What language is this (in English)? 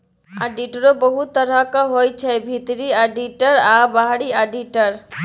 Maithili